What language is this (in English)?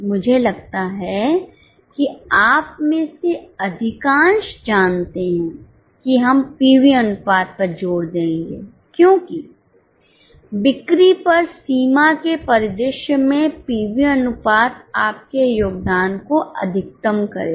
Hindi